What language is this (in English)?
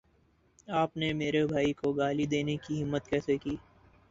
Urdu